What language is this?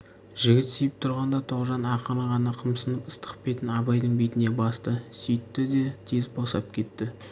Kazakh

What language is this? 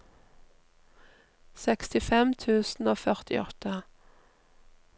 Norwegian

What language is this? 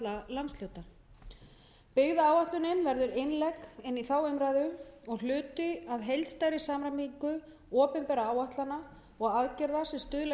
Icelandic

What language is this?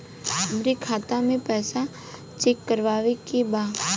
Bhojpuri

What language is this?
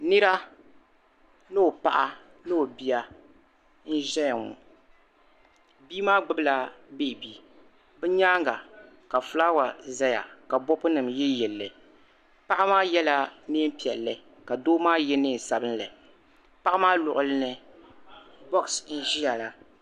Dagbani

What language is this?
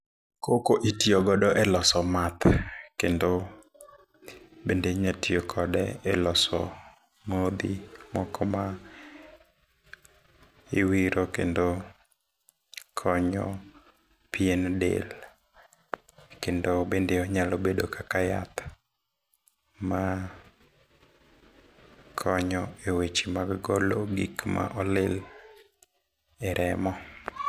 Luo (Kenya and Tanzania)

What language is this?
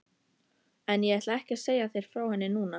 Icelandic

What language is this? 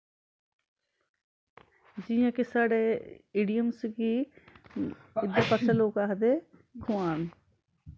Dogri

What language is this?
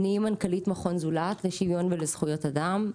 Hebrew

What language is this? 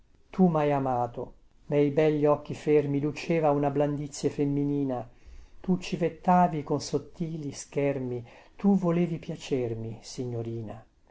Italian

